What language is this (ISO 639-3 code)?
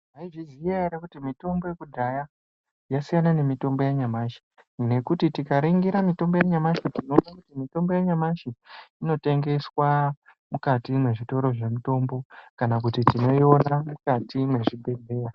ndc